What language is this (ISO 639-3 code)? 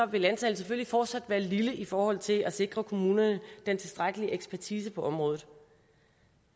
dan